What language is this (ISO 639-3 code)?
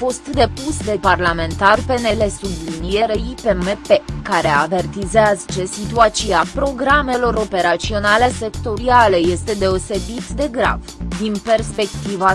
ron